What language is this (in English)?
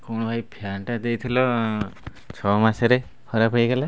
Odia